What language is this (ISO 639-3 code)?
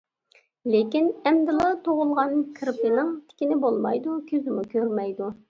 uig